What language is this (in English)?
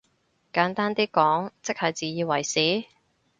Cantonese